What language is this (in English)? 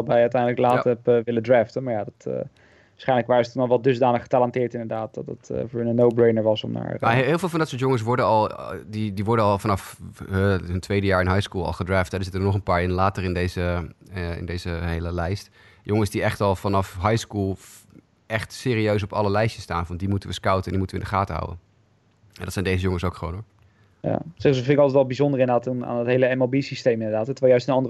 Dutch